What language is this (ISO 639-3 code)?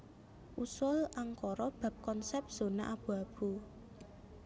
jav